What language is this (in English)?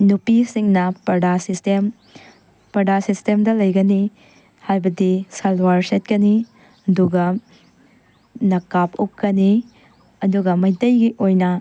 Manipuri